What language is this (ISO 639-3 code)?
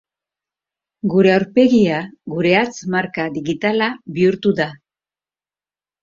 eus